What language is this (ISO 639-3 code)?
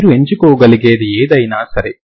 tel